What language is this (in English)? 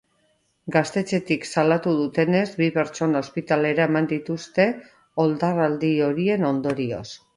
Basque